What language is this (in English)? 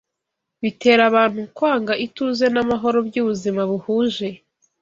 Kinyarwanda